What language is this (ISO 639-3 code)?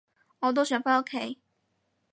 yue